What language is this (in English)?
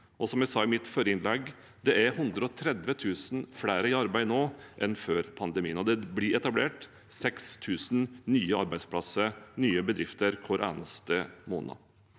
Norwegian